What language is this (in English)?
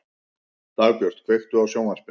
Icelandic